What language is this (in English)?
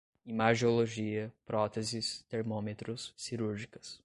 Portuguese